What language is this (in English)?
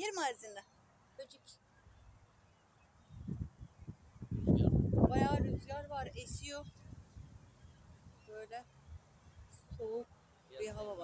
Turkish